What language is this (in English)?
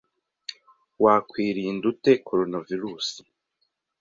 Kinyarwanda